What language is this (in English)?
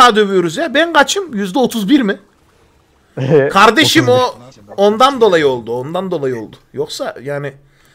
Turkish